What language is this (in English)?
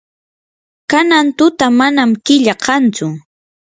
Yanahuanca Pasco Quechua